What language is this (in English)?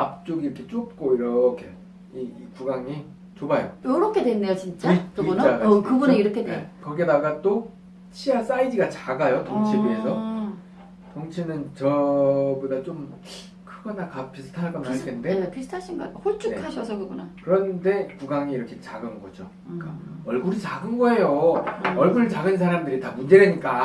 Korean